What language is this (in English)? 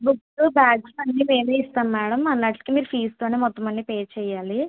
Telugu